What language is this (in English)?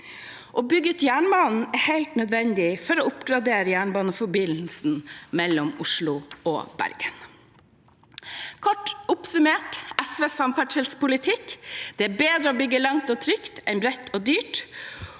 Norwegian